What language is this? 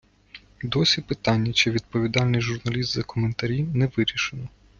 Ukrainian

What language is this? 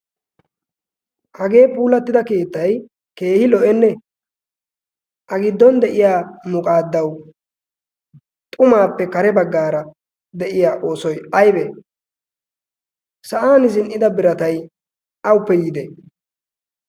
Wolaytta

